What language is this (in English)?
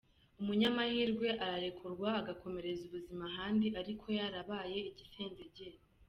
Kinyarwanda